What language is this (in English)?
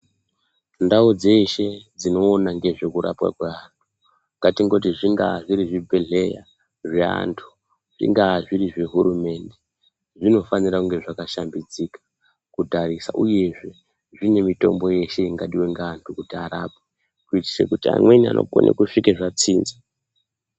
Ndau